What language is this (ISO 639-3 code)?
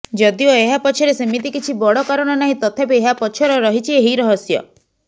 ori